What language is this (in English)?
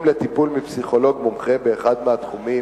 Hebrew